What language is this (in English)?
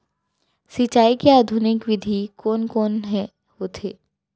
Chhattisgarhi